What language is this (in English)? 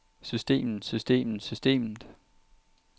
Danish